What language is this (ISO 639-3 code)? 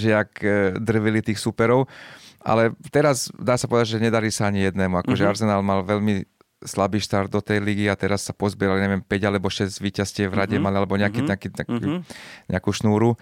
slk